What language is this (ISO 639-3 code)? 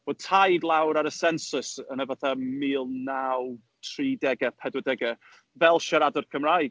cym